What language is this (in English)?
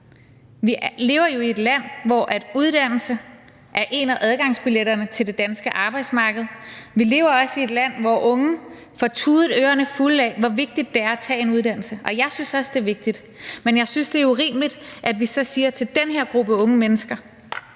Danish